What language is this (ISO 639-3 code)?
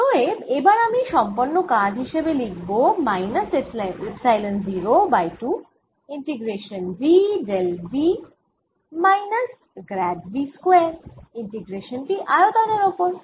ben